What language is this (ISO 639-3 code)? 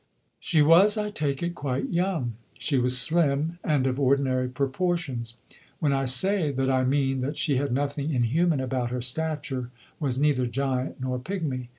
eng